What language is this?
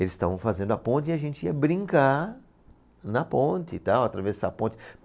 Portuguese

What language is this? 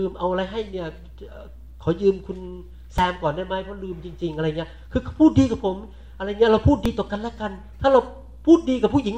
Thai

